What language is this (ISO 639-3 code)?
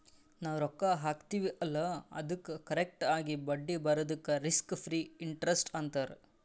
kan